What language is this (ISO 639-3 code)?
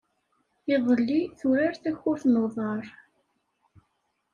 kab